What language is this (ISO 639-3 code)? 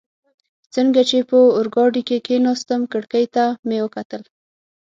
pus